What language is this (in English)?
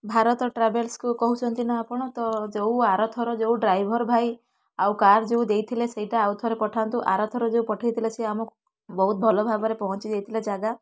Odia